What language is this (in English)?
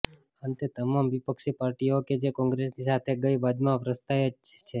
Gujarati